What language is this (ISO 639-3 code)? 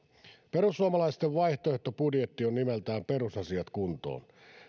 fin